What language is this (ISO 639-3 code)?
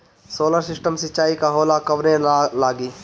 bho